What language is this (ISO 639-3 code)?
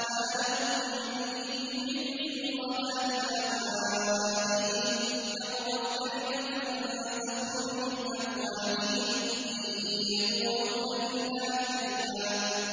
ara